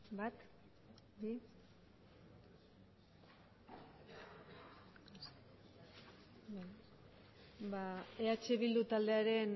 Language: Basque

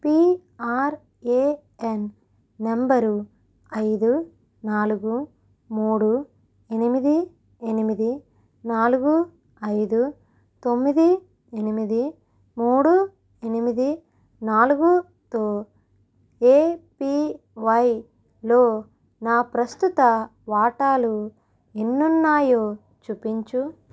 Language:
Telugu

